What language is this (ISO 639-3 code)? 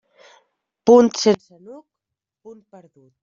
cat